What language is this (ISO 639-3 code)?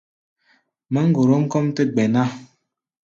gba